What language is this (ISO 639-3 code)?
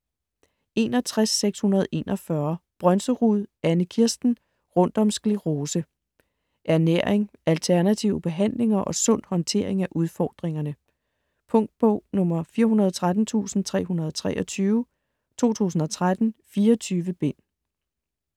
dan